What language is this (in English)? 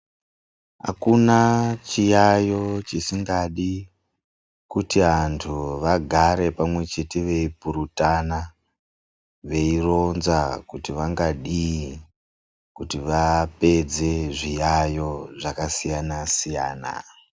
Ndau